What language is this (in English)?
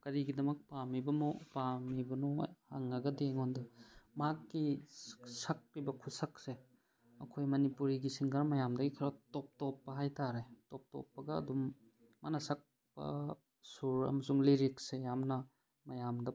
Manipuri